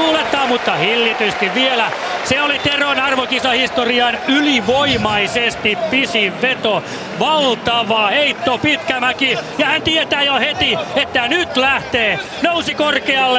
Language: Finnish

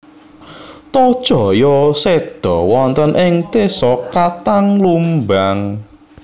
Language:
Javanese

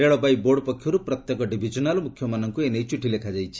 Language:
Odia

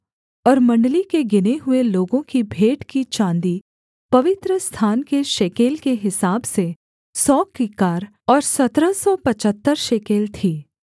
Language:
Hindi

